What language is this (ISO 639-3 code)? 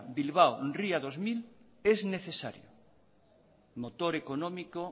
spa